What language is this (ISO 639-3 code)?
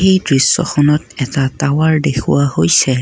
asm